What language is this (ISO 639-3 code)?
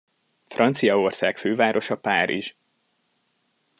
hun